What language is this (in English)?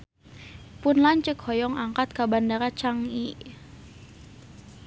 Sundanese